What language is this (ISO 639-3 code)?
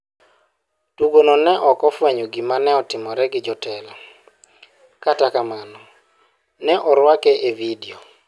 luo